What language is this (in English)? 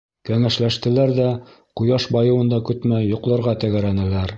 Bashkir